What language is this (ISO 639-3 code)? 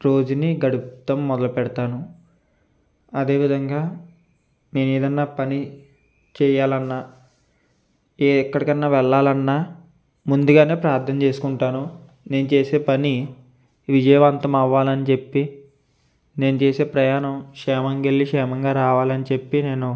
tel